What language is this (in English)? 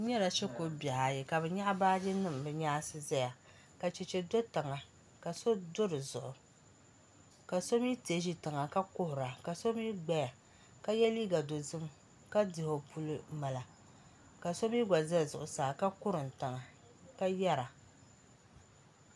Dagbani